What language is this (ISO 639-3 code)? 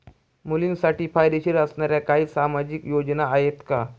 mar